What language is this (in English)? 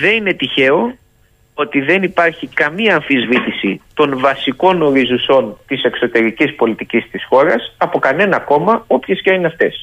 Greek